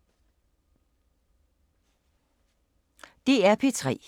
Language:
Danish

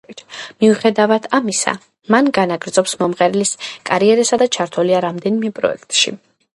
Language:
Georgian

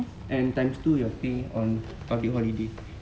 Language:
English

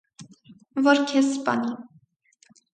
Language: Armenian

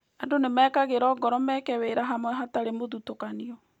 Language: Kikuyu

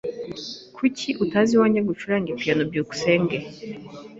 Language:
Kinyarwanda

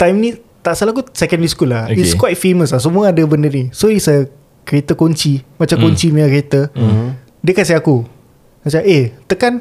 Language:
Malay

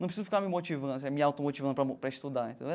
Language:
Portuguese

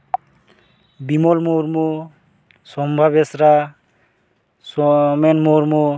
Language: Santali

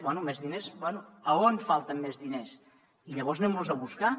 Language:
Catalan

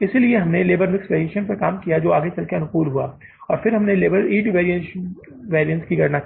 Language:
Hindi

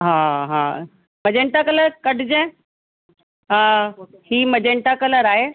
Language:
Sindhi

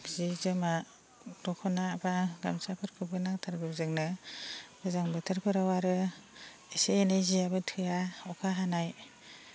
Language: Bodo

